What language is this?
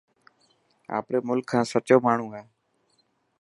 Dhatki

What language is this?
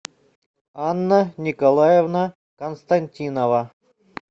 Russian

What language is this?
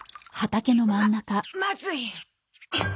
Japanese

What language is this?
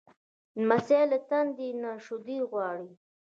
Pashto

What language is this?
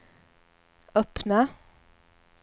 Swedish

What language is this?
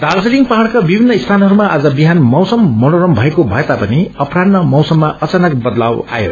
Nepali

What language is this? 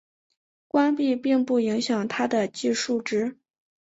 Chinese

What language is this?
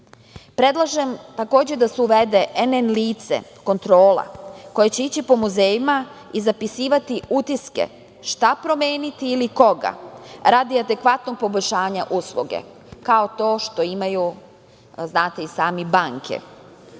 Serbian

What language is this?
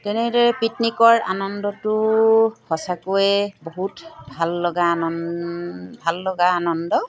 Assamese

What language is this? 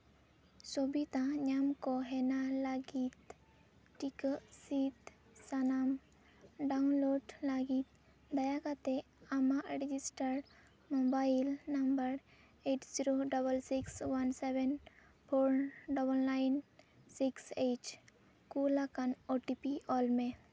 Santali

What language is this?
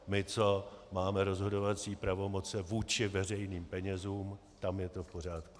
Czech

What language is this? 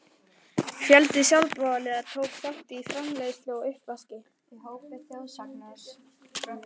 Icelandic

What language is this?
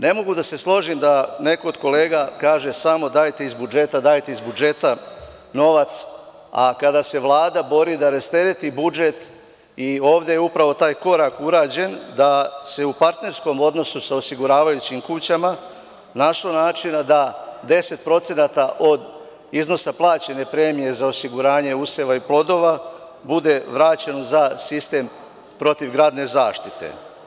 Serbian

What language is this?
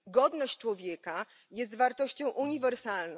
Polish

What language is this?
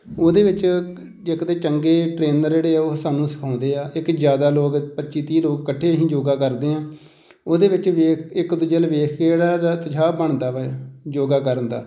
Punjabi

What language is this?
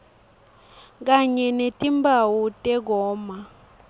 Swati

